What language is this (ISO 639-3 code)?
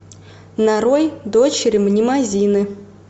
rus